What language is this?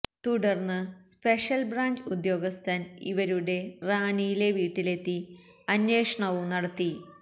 Malayalam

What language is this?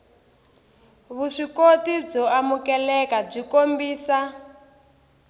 Tsonga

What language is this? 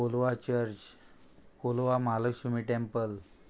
Konkani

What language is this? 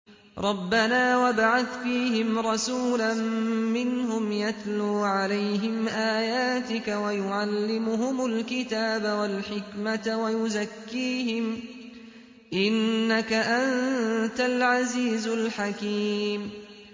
Arabic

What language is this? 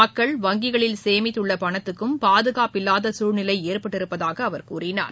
Tamil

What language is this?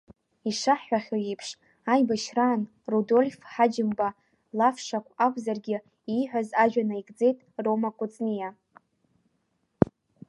Abkhazian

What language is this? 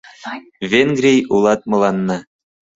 Mari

